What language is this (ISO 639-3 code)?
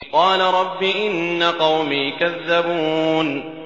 ara